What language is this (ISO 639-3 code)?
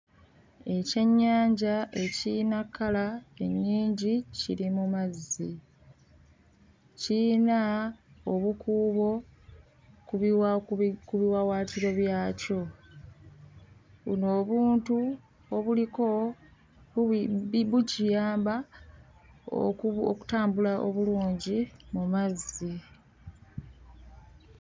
lug